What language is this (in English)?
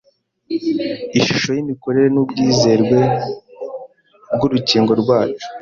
Kinyarwanda